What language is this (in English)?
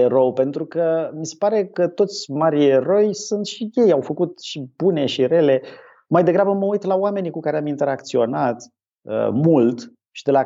Romanian